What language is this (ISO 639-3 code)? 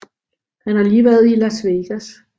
dan